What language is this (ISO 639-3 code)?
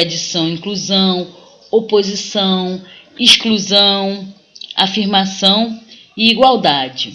por